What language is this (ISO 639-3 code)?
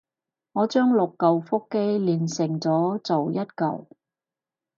yue